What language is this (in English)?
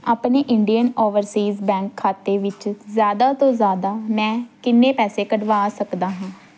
Punjabi